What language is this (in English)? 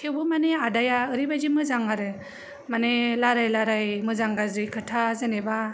Bodo